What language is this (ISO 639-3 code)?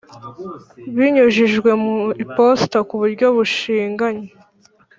kin